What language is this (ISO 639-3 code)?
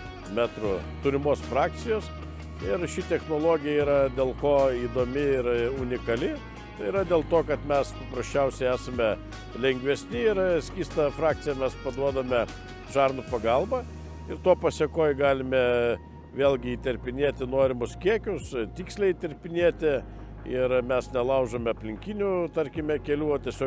lit